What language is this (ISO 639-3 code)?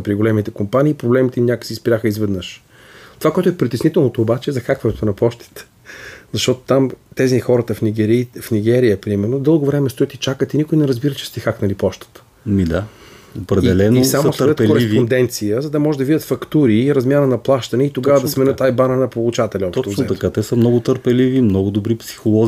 bul